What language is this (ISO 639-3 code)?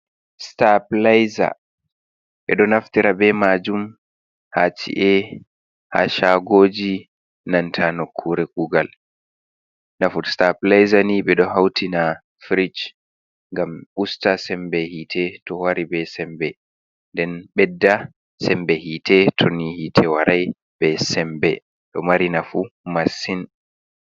ful